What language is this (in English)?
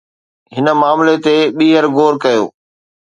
Sindhi